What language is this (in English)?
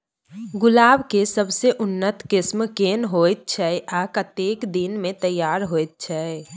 Maithili